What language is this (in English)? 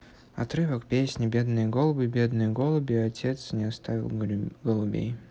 Russian